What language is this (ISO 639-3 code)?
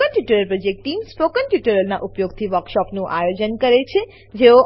guj